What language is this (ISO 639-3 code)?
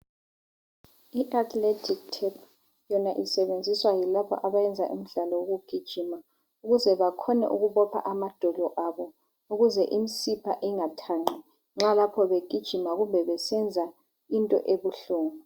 nde